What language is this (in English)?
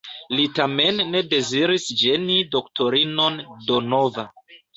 Esperanto